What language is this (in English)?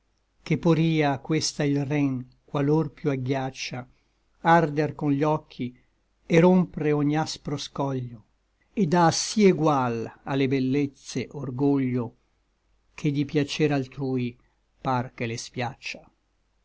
Italian